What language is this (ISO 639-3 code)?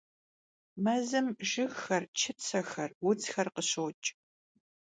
kbd